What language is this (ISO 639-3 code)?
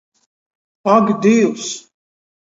ltg